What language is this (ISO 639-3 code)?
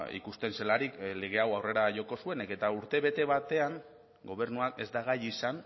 eus